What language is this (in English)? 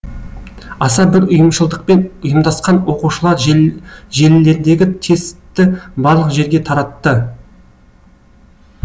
Kazakh